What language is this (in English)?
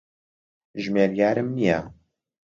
Central Kurdish